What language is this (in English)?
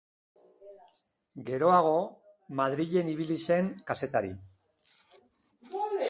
Basque